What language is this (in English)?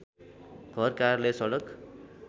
Nepali